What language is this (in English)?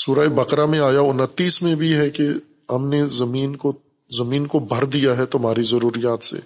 Urdu